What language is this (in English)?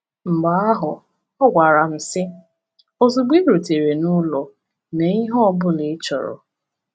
Igbo